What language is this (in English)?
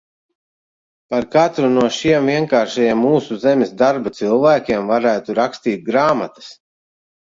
Latvian